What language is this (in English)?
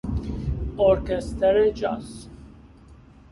Persian